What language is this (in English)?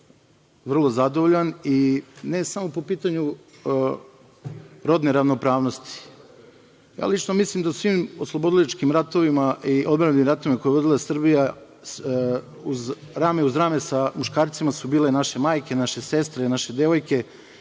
Serbian